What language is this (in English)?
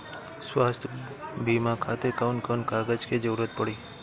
Bhojpuri